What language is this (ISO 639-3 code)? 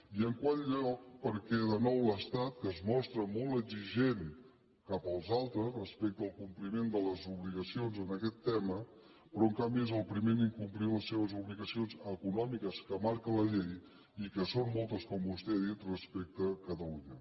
cat